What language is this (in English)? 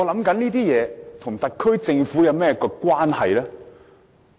Cantonese